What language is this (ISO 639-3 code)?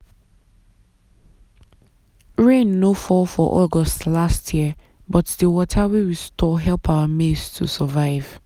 pcm